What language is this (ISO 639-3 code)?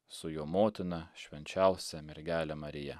lit